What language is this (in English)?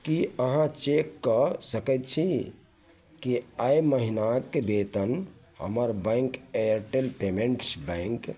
Maithili